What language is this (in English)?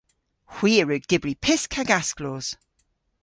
Cornish